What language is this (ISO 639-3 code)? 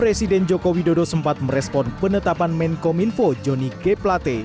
ind